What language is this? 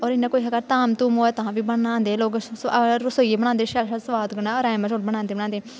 Dogri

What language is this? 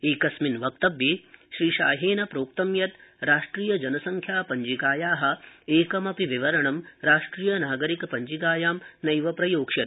Sanskrit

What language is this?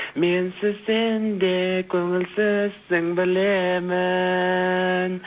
Kazakh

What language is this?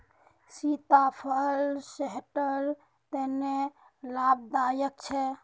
Magahi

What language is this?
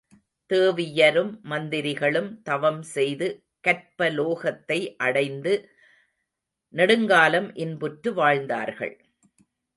Tamil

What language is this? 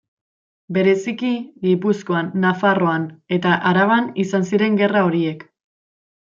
Basque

